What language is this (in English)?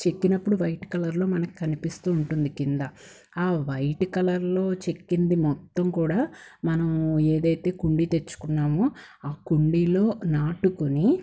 Telugu